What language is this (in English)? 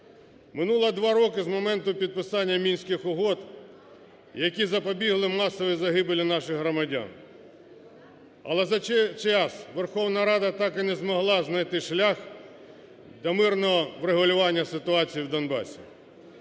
Ukrainian